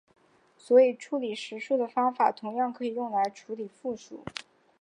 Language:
Chinese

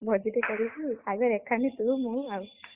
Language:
Odia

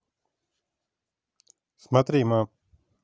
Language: Russian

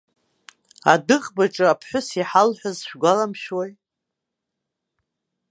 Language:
Abkhazian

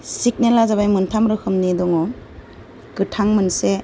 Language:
Bodo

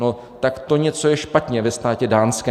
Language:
Czech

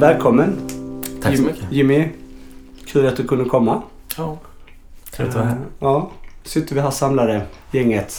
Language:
Swedish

